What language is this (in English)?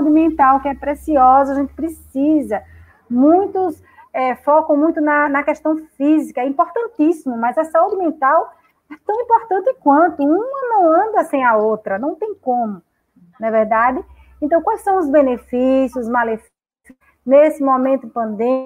Portuguese